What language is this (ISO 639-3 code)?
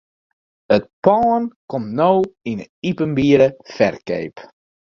fry